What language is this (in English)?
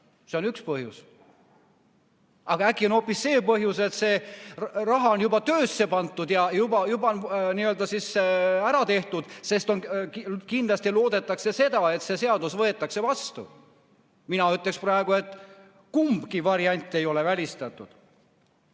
Estonian